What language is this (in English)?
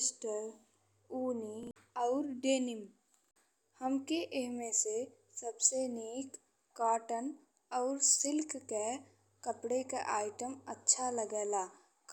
Bhojpuri